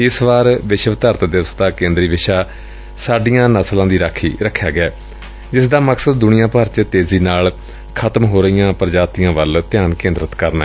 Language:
Punjabi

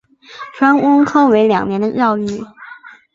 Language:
Chinese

